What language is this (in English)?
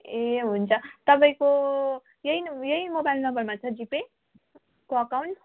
Nepali